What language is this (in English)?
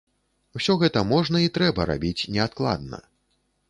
Belarusian